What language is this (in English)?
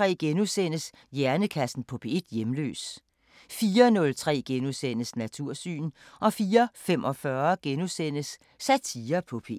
Danish